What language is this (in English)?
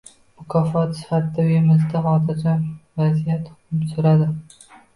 Uzbek